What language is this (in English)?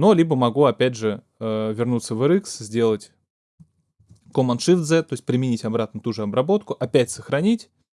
Russian